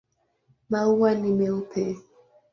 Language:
Swahili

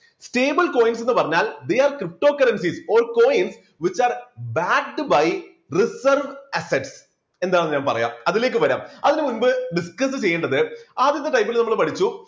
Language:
Malayalam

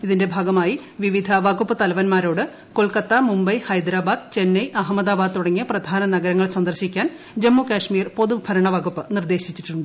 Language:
Malayalam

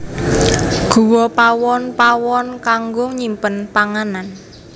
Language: Javanese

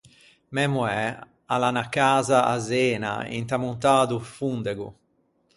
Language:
Ligurian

